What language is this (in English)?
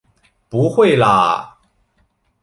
Chinese